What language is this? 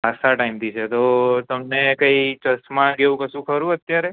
Gujarati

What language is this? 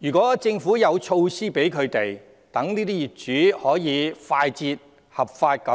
Cantonese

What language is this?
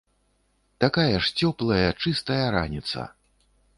Belarusian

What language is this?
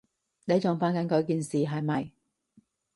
Cantonese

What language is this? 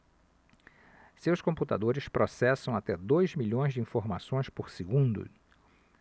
Portuguese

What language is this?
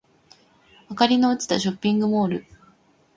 Japanese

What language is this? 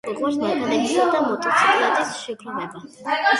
Georgian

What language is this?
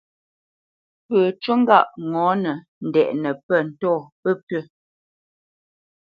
Bamenyam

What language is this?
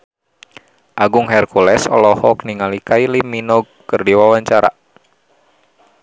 Sundanese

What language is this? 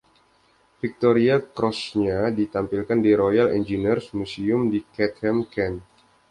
Indonesian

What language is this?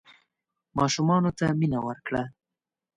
Pashto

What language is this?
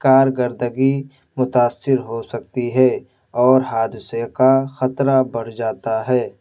Urdu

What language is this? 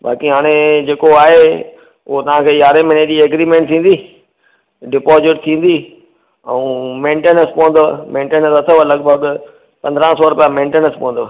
Sindhi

